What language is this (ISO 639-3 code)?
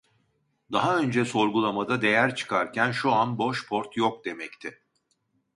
tur